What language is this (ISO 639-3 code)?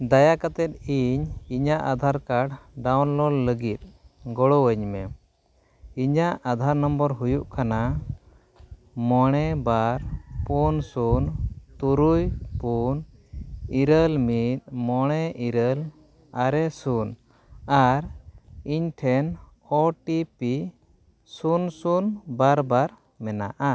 sat